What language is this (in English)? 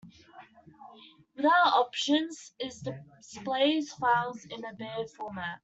English